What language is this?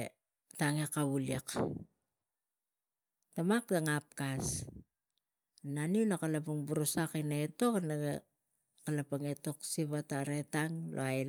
Tigak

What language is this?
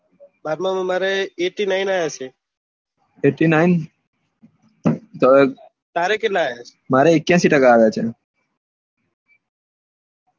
Gujarati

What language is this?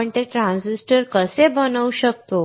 Marathi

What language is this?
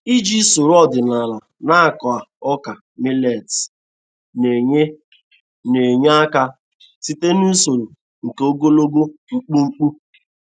Igbo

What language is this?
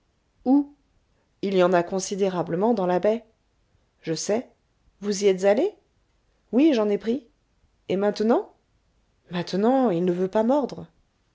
French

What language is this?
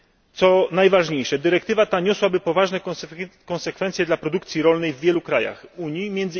Polish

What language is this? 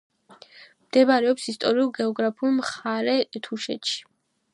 Georgian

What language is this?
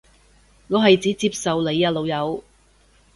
Cantonese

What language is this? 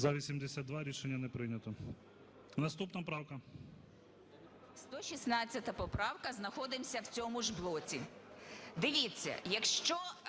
Ukrainian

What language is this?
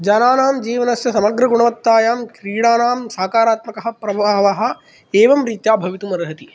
Sanskrit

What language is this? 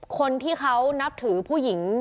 Thai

